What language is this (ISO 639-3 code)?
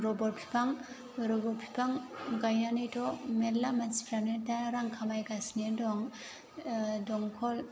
brx